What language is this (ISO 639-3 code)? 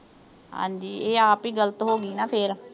pan